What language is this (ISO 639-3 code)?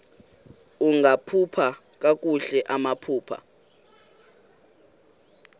xho